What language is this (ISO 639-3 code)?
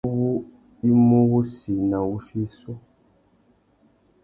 bag